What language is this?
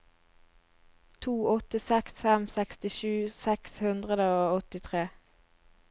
Norwegian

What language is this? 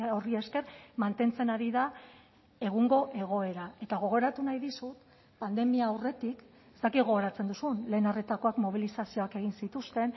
Basque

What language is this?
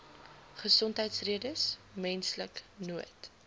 Afrikaans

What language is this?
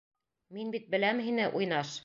Bashkir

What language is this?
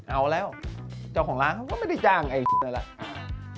Thai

